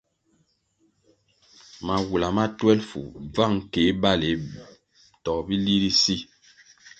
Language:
Kwasio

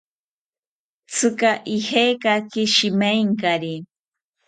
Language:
South Ucayali Ashéninka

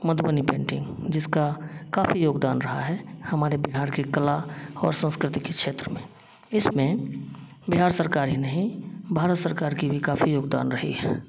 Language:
Hindi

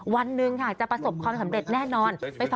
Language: Thai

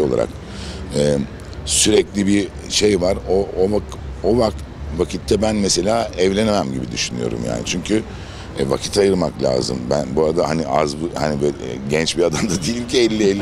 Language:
Turkish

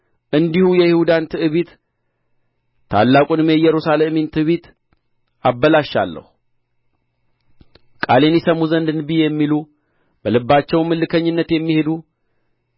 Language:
Amharic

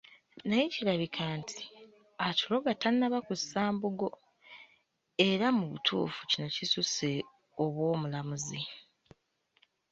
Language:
Ganda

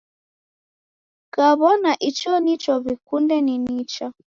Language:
Taita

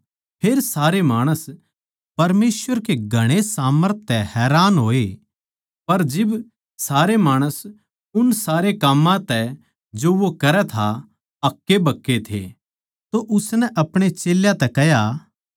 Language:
Haryanvi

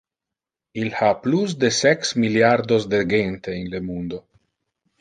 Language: Interlingua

